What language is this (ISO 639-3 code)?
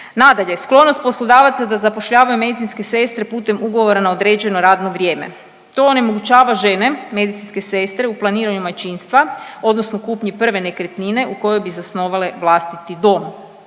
hrv